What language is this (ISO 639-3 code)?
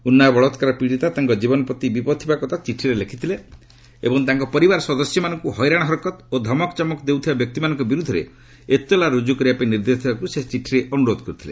ori